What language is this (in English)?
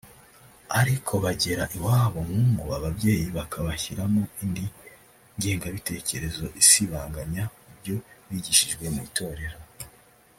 Kinyarwanda